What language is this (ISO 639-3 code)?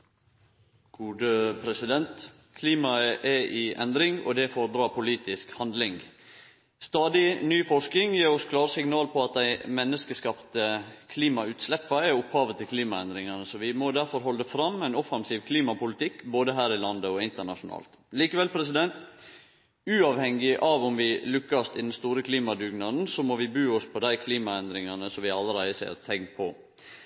nno